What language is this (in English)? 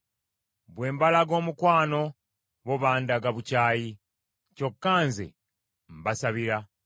Ganda